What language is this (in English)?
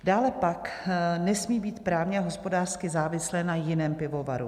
Czech